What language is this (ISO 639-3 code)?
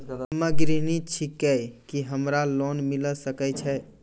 mai